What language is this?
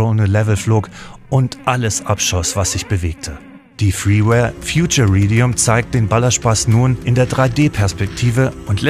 German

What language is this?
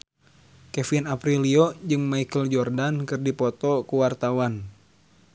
Sundanese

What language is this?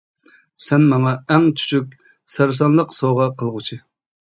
Uyghur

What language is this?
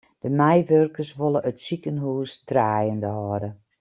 Western Frisian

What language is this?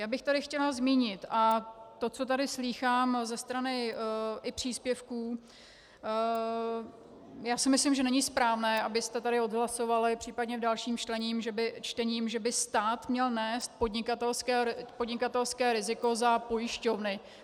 Czech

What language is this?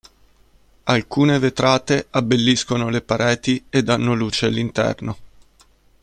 Italian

